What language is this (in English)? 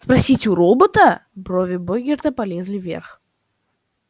Russian